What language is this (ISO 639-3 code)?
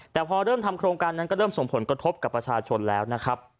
tha